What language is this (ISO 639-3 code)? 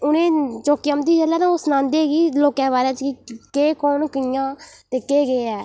doi